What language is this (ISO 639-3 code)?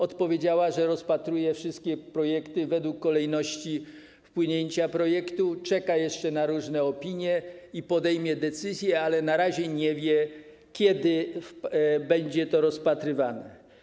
pol